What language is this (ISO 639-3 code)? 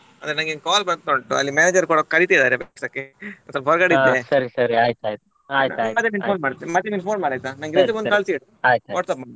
kan